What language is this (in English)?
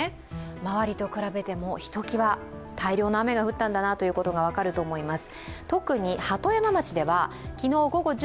Japanese